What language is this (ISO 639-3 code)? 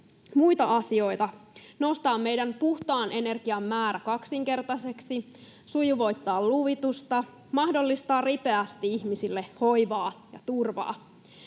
fin